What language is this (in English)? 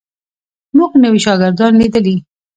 Pashto